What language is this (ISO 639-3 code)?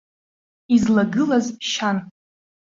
abk